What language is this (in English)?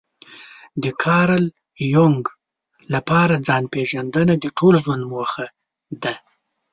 Pashto